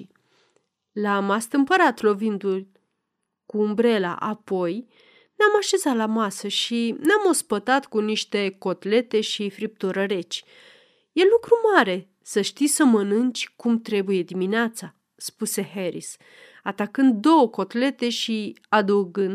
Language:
Romanian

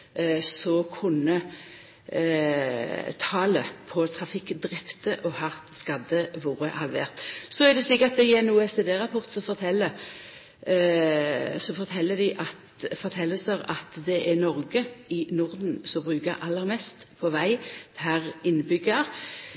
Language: Norwegian Nynorsk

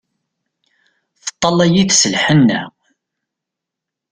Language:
Kabyle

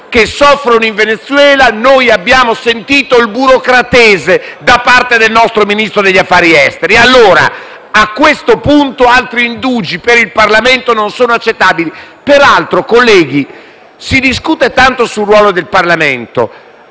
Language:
Italian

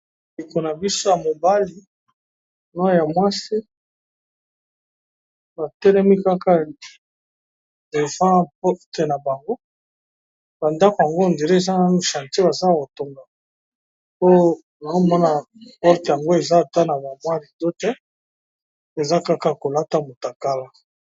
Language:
Lingala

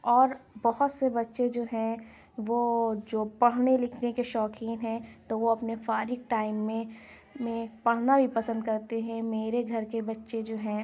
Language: Urdu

